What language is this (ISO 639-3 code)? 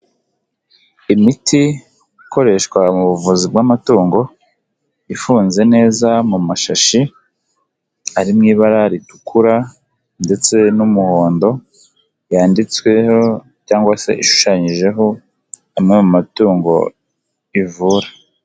kin